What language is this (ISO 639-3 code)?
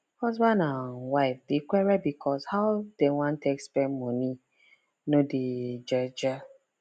pcm